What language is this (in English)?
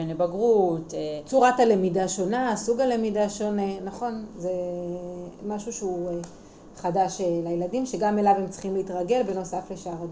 Hebrew